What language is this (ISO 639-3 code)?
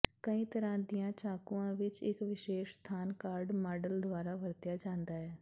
pan